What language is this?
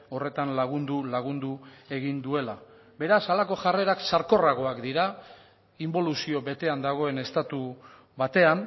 Basque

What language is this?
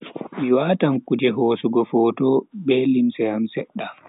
Bagirmi Fulfulde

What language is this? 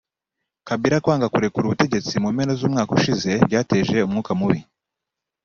Kinyarwanda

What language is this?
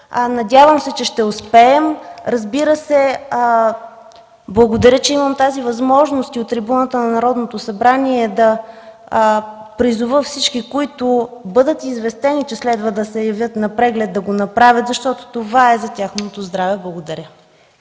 Bulgarian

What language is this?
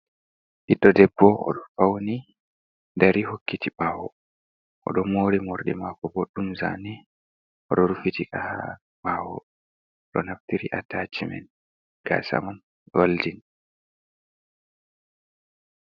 Fula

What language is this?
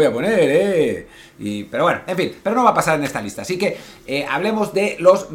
Spanish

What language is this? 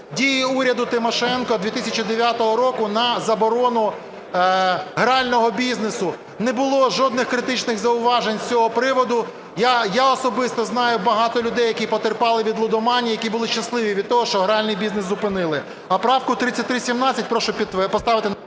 Ukrainian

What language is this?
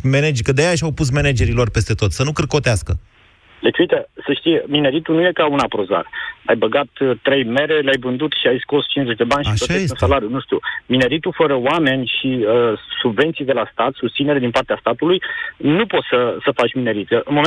Romanian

